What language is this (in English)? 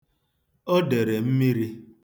Igbo